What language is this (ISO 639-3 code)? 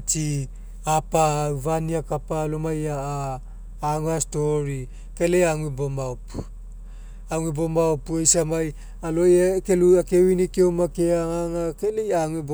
mek